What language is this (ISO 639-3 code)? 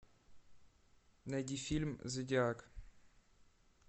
rus